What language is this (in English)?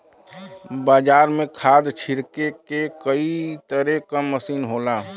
Bhojpuri